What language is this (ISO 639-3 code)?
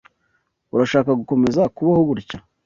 kin